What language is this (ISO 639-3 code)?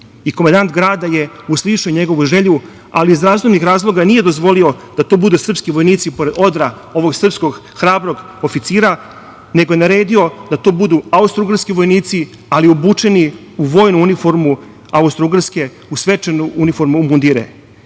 srp